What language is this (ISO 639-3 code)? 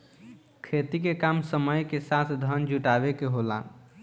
bho